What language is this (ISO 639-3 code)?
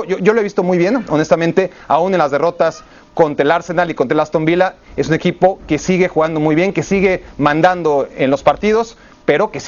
spa